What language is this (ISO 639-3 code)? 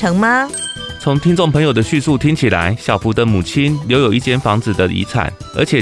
zho